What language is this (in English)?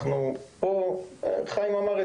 Hebrew